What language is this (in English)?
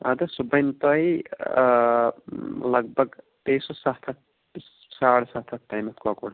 Kashmiri